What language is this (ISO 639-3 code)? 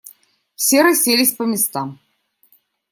rus